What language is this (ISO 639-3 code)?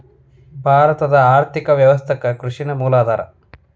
kan